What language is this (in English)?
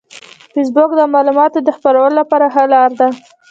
Pashto